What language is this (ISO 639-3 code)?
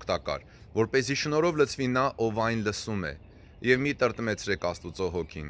ron